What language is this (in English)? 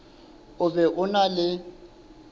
Southern Sotho